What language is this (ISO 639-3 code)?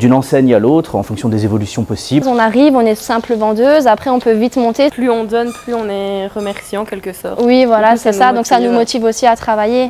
fra